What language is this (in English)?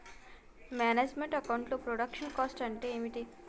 Telugu